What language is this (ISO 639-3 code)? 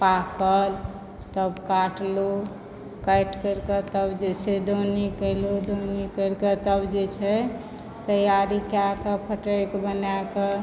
mai